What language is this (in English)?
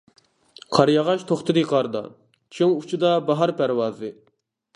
Uyghur